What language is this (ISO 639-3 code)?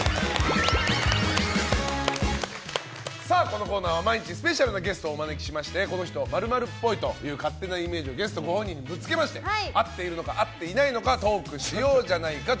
jpn